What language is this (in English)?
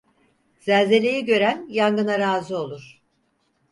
Turkish